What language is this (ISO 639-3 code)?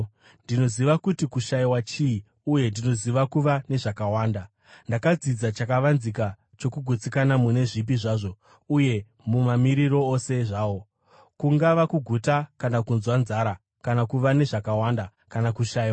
sna